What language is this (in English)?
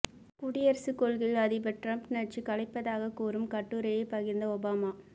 Tamil